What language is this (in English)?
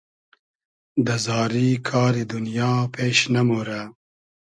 Hazaragi